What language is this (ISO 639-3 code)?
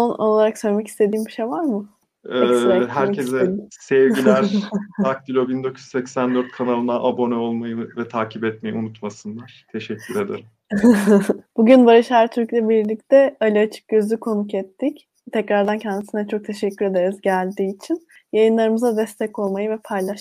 tur